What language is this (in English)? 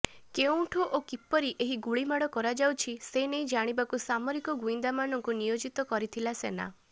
Odia